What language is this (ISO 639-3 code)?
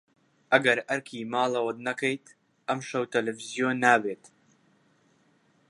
ckb